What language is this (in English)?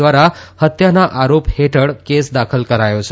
Gujarati